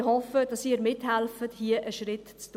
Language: Swiss German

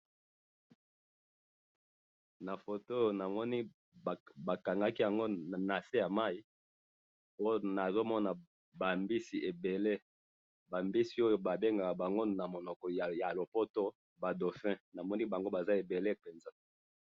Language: Lingala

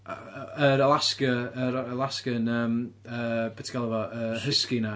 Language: Welsh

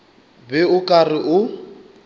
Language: Northern Sotho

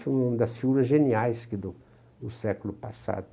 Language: Portuguese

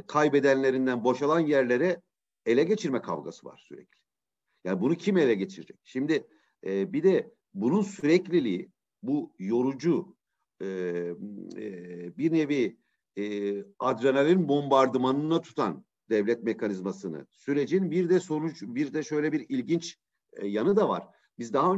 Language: Turkish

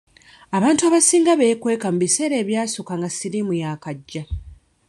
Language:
Ganda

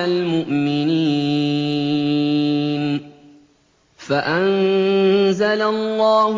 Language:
Arabic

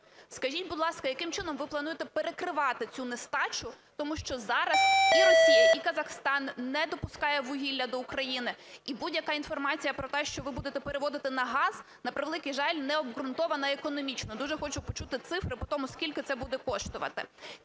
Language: Ukrainian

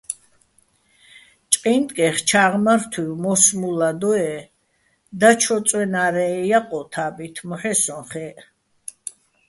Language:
Bats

